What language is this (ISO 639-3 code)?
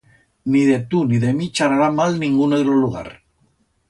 arg